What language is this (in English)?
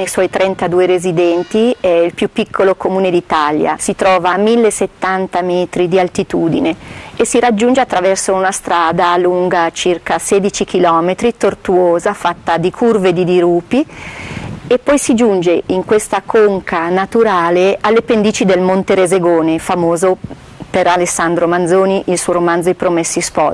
Italian